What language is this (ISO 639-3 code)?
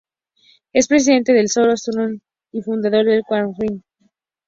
spa